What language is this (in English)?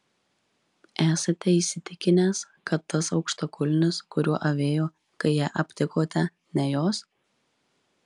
Lithuanian